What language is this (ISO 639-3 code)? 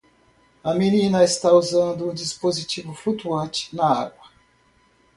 por